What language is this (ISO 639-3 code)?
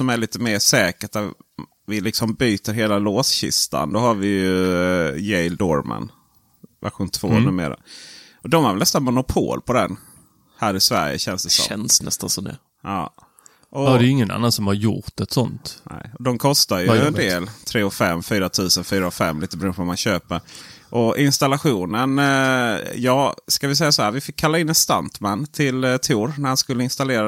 swe